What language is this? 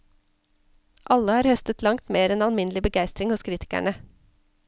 Norwegian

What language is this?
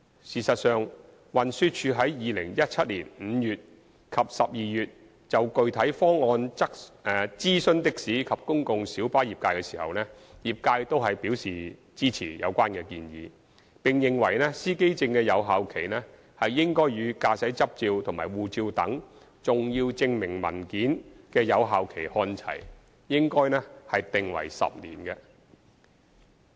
Cantonese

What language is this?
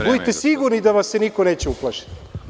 Serbian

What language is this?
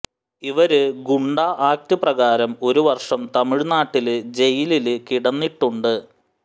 Malayalam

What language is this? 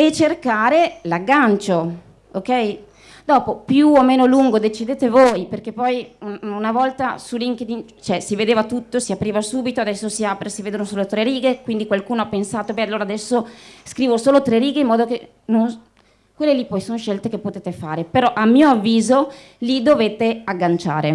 Italian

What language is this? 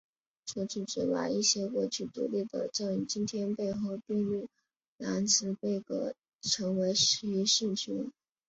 Chinese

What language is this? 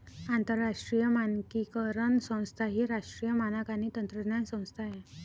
Marathi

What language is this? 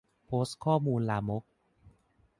Thai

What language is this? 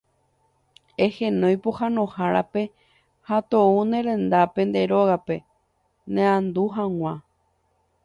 Guarani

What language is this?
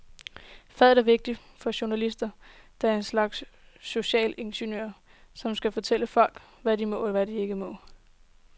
Danish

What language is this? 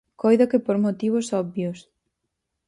Galician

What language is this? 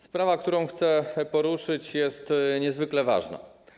Polish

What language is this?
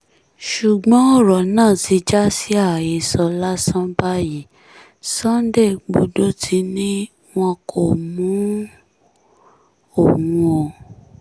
Yoruba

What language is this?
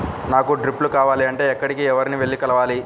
Telugu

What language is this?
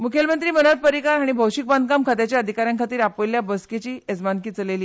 Konkani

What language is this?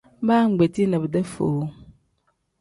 Tem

